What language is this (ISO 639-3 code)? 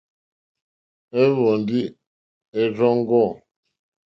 bri